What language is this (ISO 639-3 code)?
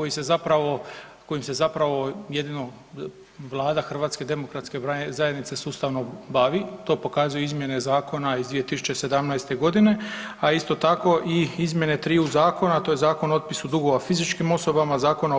hrv